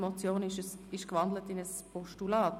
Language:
Swiss German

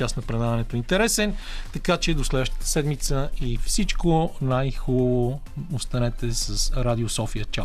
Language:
Bulgarian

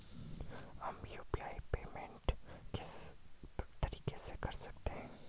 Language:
Hindi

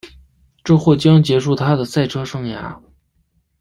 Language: Chinese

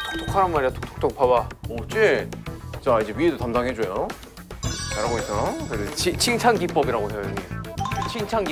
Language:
Korean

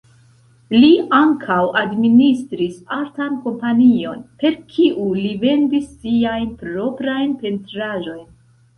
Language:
Esperanto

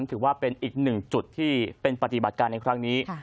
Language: Thai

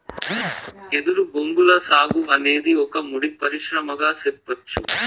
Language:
Telugu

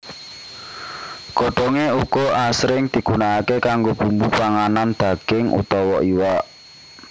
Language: Javanese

